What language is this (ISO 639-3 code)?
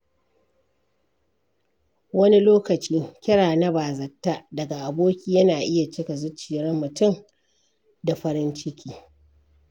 hau